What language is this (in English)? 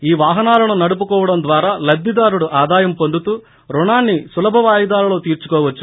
Telugu